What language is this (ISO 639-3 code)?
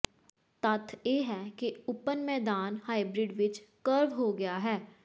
pan